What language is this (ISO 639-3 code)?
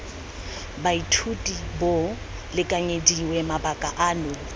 tsn